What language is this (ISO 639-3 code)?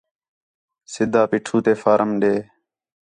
xhe